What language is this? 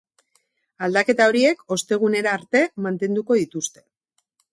Basque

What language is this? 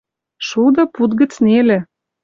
Western Mari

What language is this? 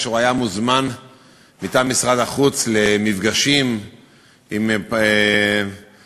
Hebrew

